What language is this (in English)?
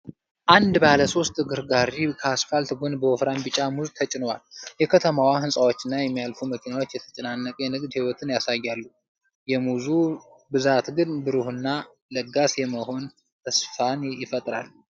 Amharic